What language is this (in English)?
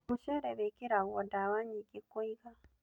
Kikuyu